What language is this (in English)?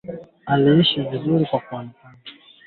Swahili